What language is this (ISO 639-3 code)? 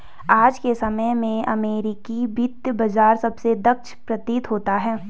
hin